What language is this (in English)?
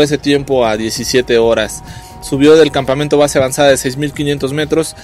Spanish